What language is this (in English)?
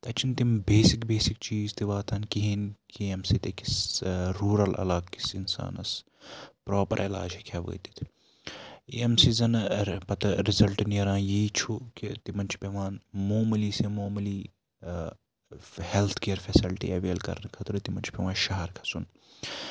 Kashmiri